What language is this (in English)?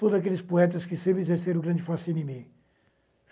Portuguese